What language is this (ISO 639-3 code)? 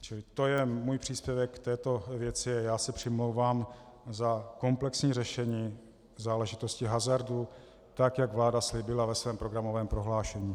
ces